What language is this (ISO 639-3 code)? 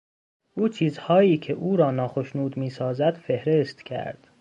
fas